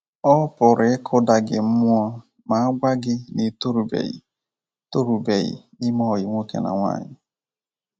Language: Igbo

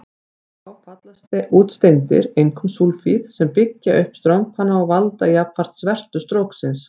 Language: Icelandic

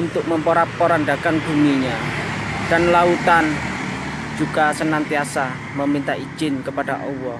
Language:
Indonesian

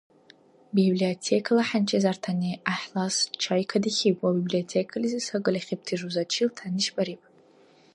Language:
Dargwa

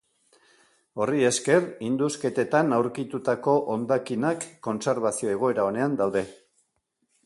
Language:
Basque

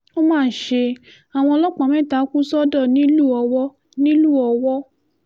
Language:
Yoruba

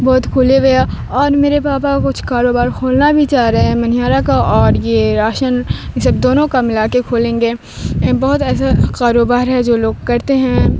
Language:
Urdu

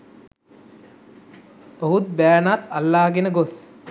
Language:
Sinhala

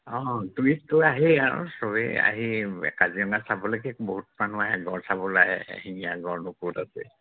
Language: Assamese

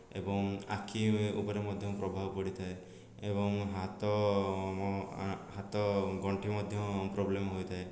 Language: Odia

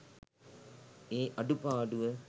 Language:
Sinhala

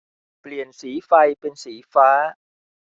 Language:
Thai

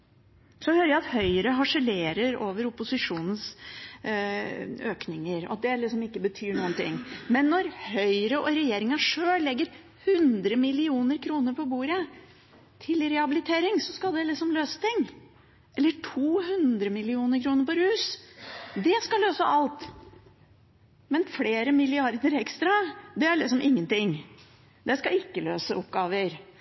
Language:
Norwegian Bokmål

